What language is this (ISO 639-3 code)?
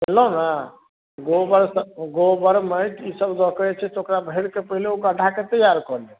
mai